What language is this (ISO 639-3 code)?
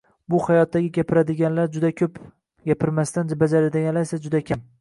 uzb